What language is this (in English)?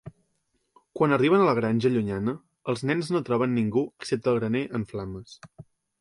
Catalan